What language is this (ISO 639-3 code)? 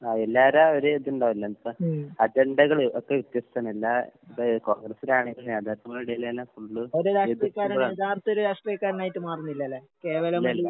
mal